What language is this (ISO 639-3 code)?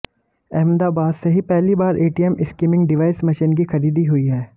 hin